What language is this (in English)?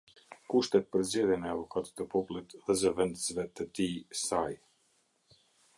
Albanian